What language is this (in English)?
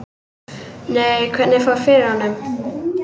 Icelandic